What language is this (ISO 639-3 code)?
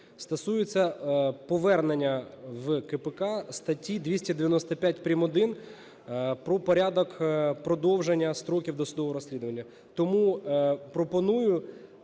ukr